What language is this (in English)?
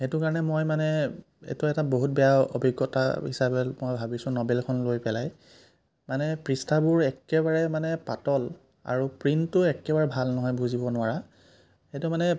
Assamese